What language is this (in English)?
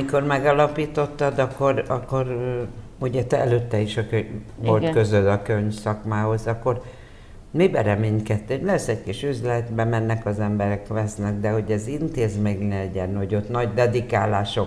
Hungarian